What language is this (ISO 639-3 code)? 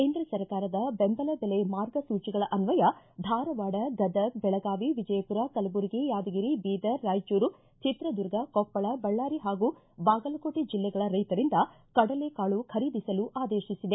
kan